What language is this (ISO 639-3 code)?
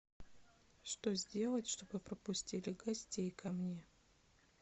rus